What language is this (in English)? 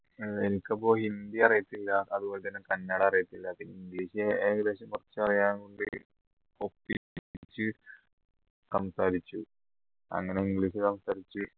Malayalam